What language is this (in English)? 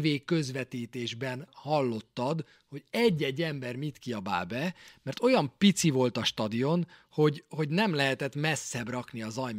Hungarian